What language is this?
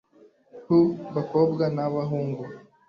Kinyarwanda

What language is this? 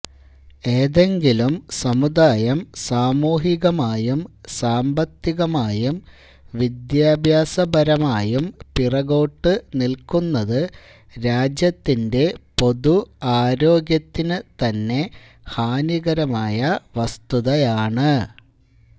Malayalam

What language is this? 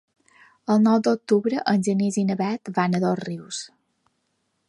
Catalan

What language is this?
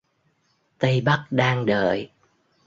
Vietnamese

